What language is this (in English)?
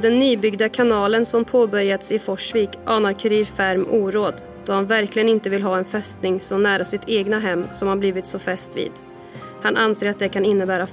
Swedish